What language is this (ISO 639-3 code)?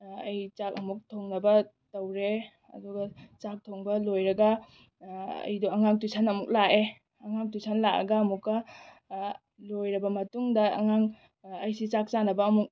mni